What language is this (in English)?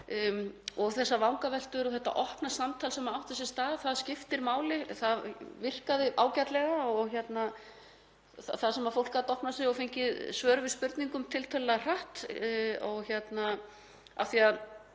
Icelandic